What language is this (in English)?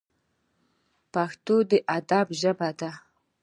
Pashto